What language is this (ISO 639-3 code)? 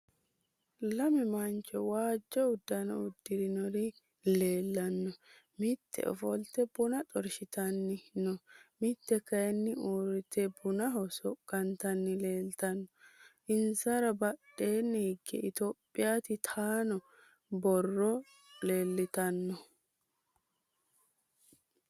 sid